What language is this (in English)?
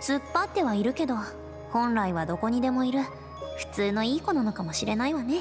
Japanese